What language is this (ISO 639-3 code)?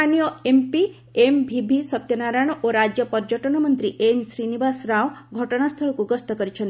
ori